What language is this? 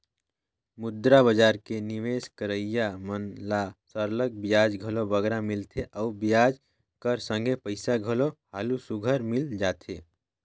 Chhattisgarhi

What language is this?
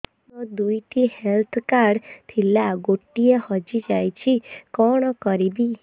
Odia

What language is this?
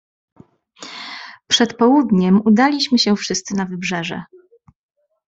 Polish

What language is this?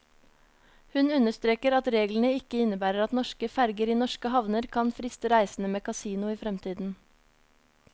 Norwegian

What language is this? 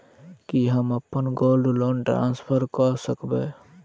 Maithili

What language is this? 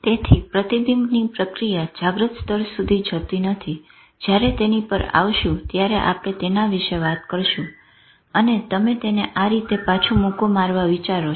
Gujarati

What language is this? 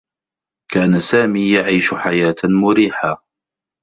Arabic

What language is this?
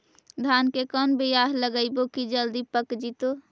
Magahi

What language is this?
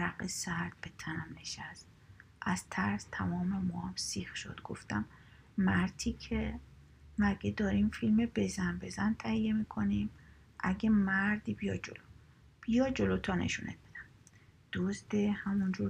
Persian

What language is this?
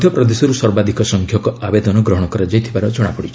Odia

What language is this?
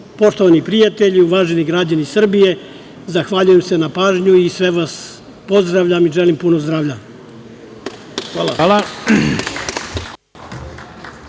Serbian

